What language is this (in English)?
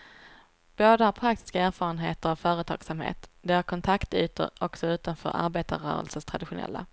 Swedish